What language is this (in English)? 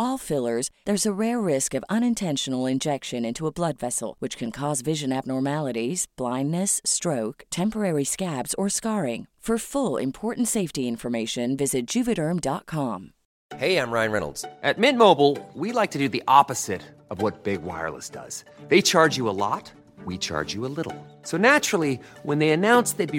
Filipino